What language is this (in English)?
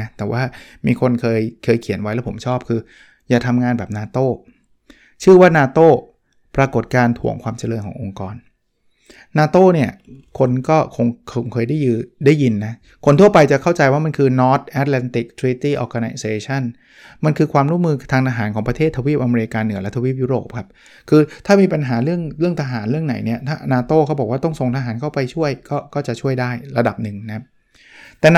Thai